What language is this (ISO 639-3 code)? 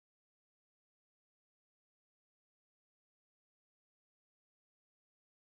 som